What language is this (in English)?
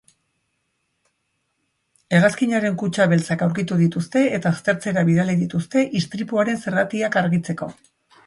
Basque